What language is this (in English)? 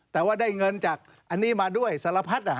Thai